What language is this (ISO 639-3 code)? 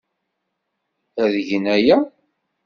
kab